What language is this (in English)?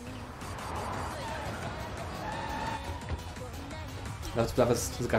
Polish